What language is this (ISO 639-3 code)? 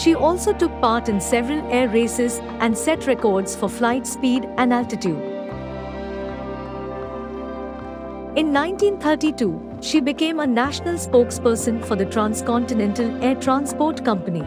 eng